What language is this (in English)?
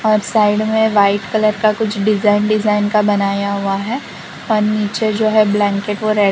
Hindi